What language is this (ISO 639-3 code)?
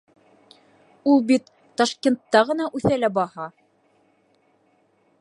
bak